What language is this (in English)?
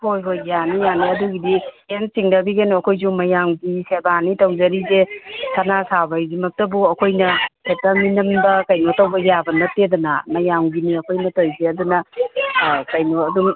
Manipuri